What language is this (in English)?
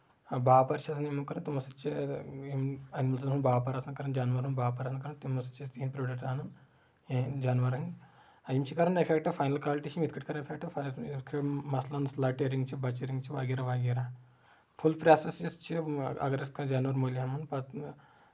Kashmiri